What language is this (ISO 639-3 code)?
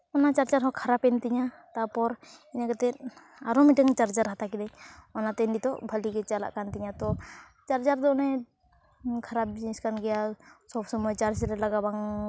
sat